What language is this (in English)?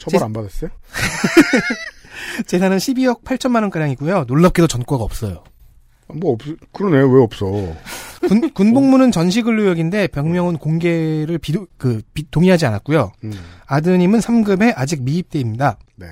Korean